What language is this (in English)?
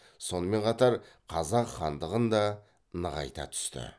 Kazakh